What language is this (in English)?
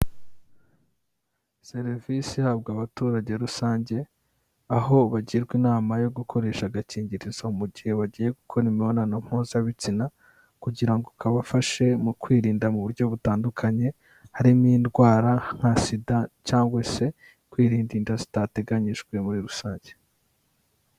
Kinyarwanda